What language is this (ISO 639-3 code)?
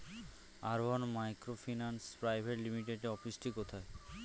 ben